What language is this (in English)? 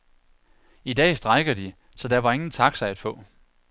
Danish